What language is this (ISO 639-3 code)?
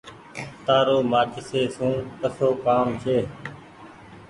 gig